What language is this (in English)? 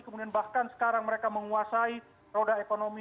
Indonesian